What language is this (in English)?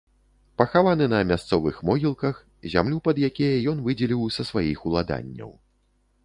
Belarusian